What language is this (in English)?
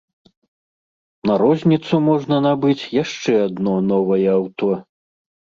Belarusian